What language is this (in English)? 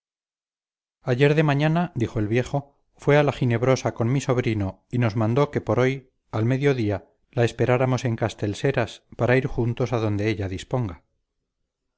Spanish